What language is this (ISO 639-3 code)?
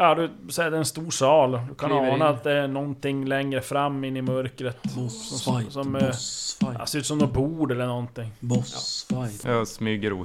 swe